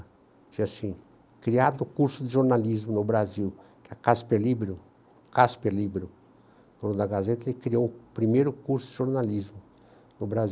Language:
Portuguese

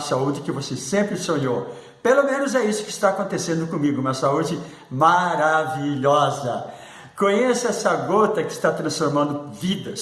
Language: Portuguese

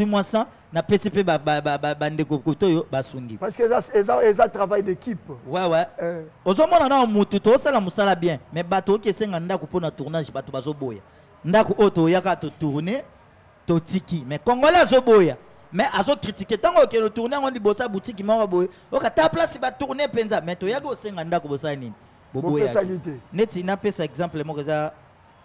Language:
French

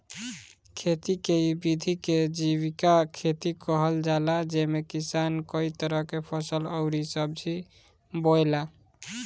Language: Bhojpuri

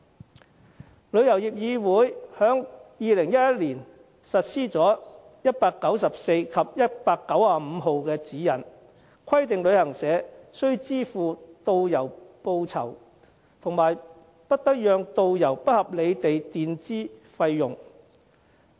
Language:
Cantonese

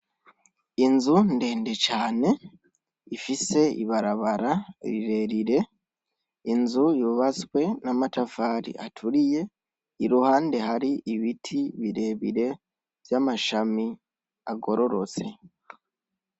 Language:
Rundi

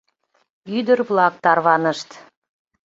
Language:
Mari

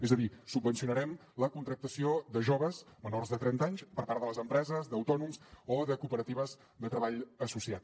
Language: Catalan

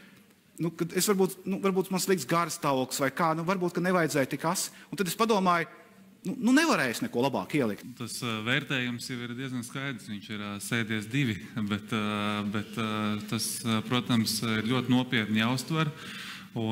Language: Latvian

